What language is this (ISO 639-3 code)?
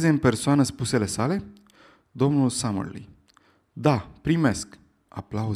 ron